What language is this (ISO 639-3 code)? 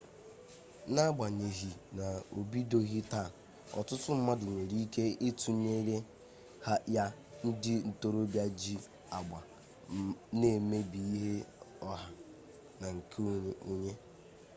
ibo